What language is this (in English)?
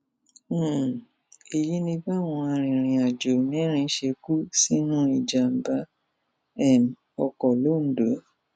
Yoruba